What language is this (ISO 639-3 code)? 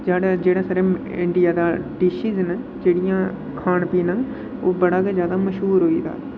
doi